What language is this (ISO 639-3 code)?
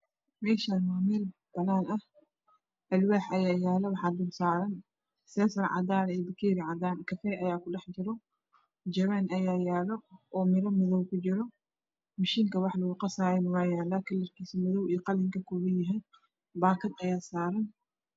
som